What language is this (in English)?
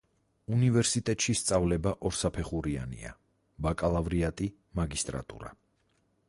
Georgian